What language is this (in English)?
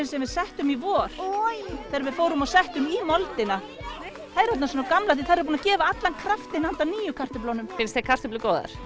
Icelandic